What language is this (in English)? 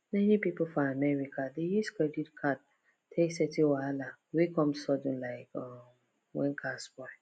Nigerian Pidgin